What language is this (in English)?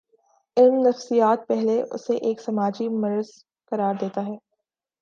Urdu